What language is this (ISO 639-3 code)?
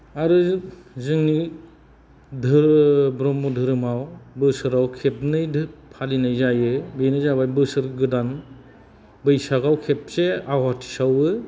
brx